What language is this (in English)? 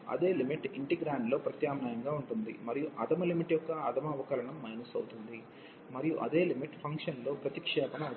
Telugu